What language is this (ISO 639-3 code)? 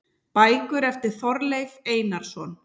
isl